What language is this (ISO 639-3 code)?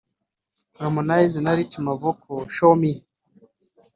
kin